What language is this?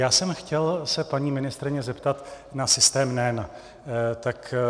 Czech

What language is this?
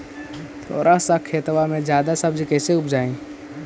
Magahi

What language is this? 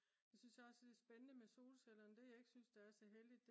Danish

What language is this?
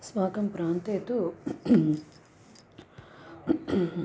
Sanskrit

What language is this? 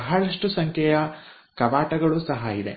Kannada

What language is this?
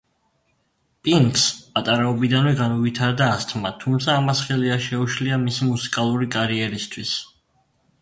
Georgian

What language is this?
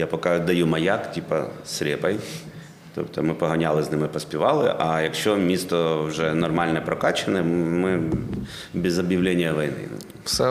Ukrainian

